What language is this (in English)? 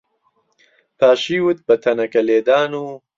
Central Kurdish